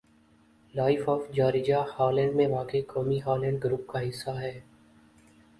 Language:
Urdu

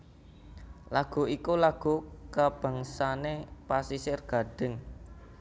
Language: Javanese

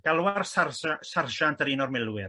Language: Welsh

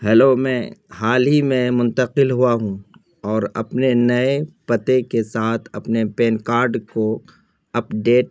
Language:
Urdu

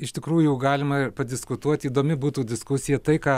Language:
Lithuanian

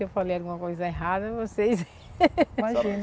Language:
Portuguese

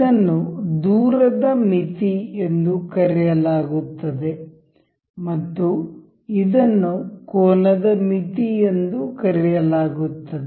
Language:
Kannada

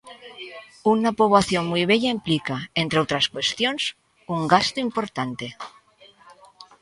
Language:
Galician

